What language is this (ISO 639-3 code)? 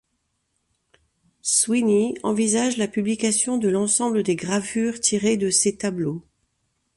fra